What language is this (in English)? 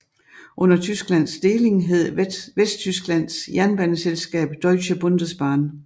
Danish